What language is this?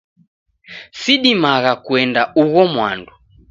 Taita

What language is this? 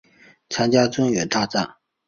Chinese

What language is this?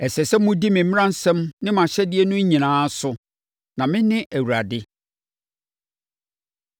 Akan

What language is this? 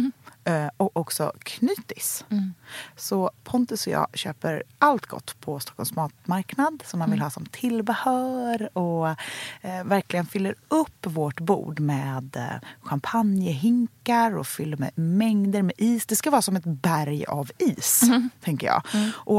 Swedish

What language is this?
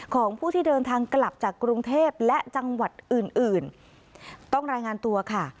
Thai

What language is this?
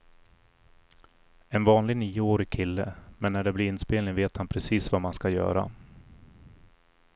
Swedish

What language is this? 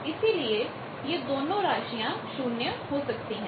Hindi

